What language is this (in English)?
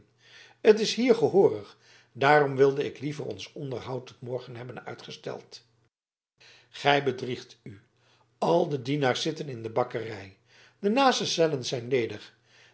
Dutch